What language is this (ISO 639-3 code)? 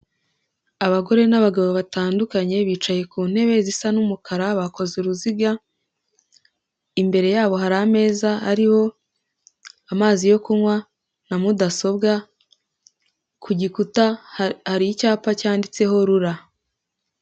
kin